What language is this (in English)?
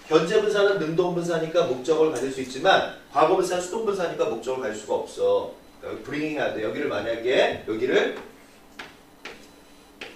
Korean